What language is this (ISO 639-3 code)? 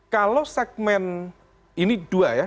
ind